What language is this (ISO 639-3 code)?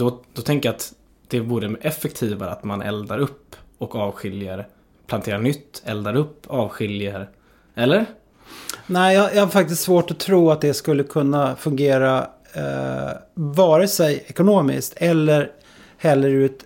swe